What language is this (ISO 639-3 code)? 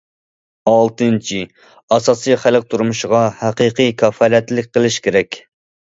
uig